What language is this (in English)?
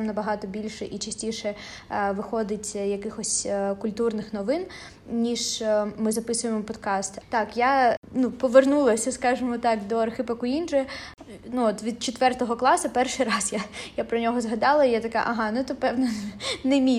Ukrainian